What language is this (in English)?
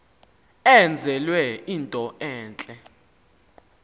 Xhosa